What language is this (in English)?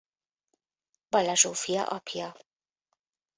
Hungarian